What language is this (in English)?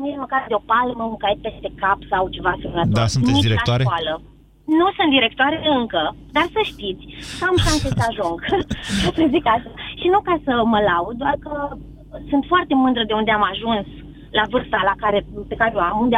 Romanian